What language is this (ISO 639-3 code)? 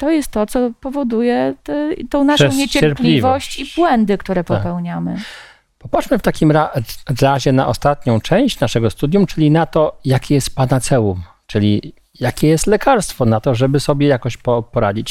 pol